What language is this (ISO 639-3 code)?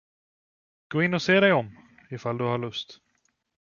swe